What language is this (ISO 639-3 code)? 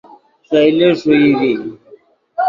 ydg